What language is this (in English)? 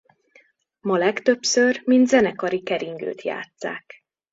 Hungarian